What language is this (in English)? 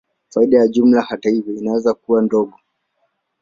Swahili